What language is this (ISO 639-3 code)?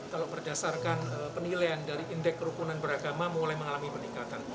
ind